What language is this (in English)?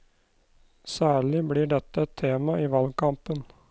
Norwegian